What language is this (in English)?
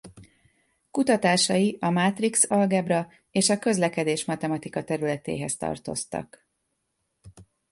Hungarian